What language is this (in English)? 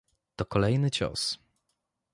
Polish